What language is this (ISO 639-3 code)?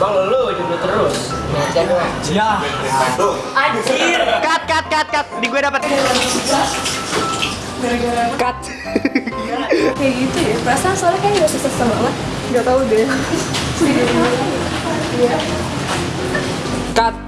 ind